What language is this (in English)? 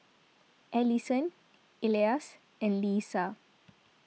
English